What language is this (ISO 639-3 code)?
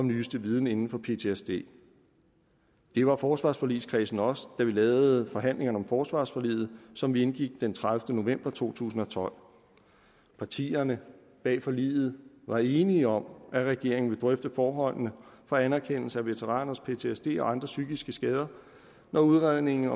dan